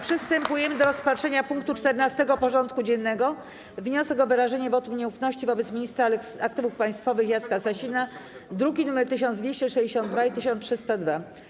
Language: Polish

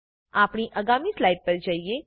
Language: Gujarati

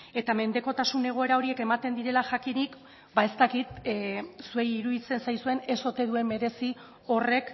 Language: Basque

